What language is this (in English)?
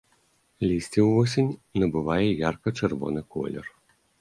Belarusian